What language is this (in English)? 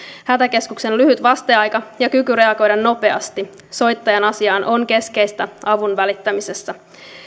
Finnish